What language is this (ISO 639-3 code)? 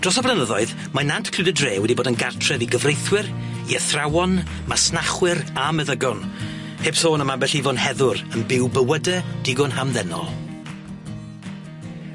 cym